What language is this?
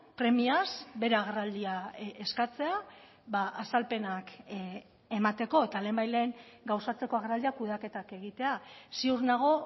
Basque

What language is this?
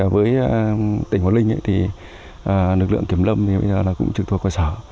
Vietnamese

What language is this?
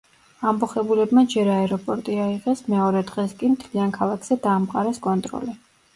Georgian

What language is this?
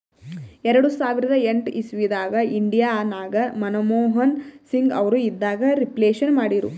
Kannada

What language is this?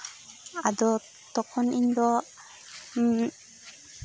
Santali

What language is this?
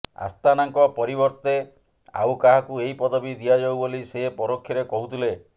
Odia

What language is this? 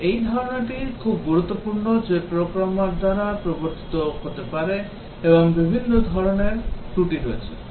Bangla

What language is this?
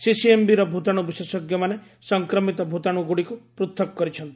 Odia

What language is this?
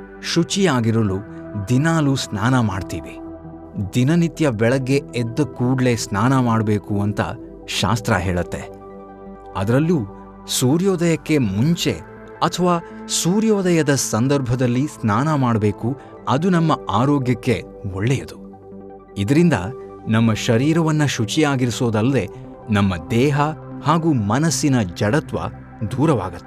Kannada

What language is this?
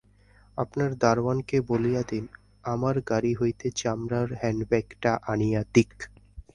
Bangla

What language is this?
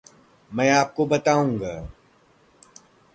Hindi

